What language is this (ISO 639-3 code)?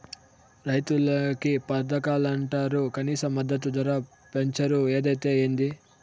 tel